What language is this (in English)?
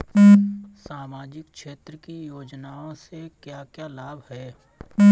Bhojpuri